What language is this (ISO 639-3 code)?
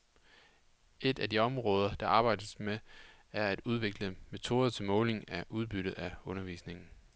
dan